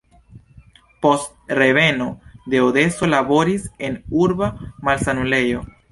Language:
Esperanto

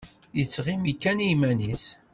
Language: Kabyle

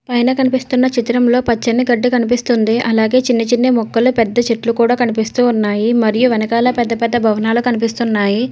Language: Telugu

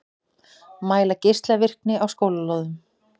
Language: Icelandic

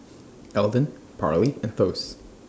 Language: English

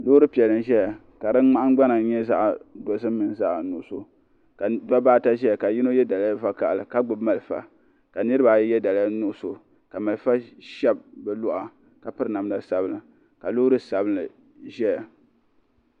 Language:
Dagbani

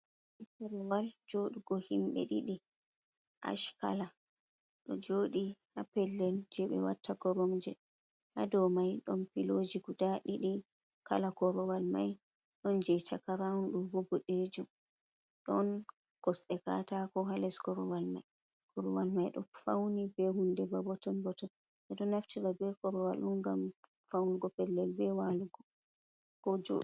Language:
Fula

